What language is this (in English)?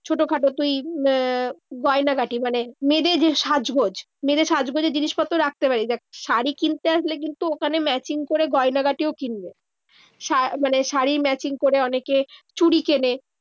Bangla